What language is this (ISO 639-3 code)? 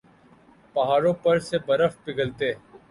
urd